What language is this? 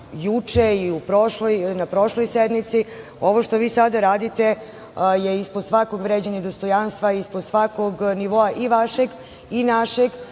Serbian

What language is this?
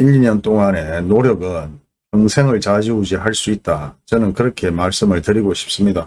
Korean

